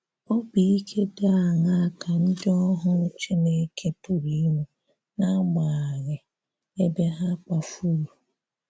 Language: Igbo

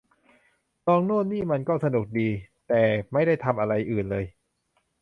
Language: Thai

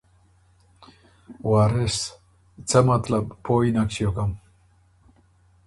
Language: Ormuri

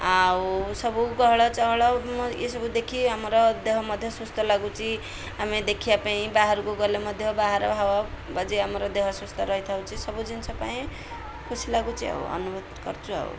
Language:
Odia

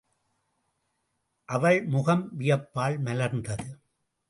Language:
Tamil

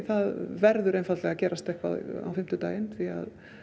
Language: Icelandic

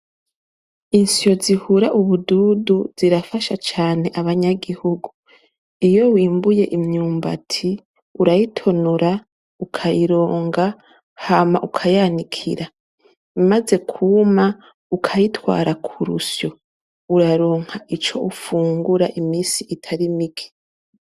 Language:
Rundi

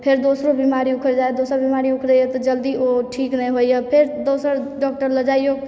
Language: Maithili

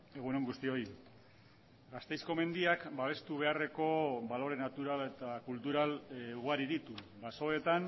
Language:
Basque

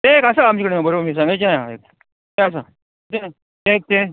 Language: Konkani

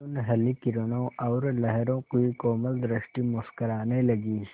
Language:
Hindi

